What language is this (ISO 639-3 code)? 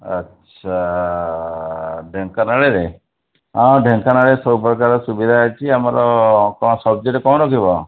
ori